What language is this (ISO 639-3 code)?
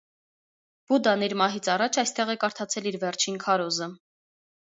hye